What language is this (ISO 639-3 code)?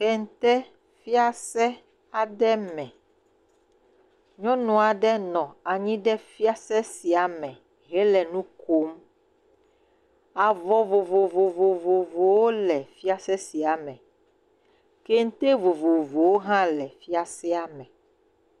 ewe